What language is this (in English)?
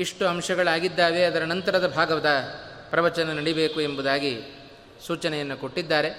Kannada